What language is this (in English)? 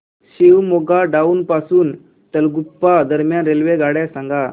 Marathi